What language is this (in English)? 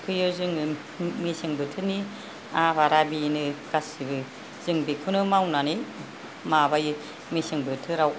Bodo